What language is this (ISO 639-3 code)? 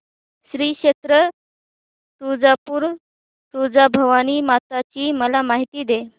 mar